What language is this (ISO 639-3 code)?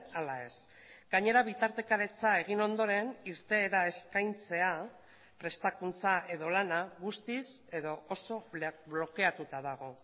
eus